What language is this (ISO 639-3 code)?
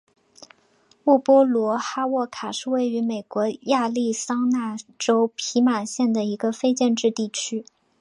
zho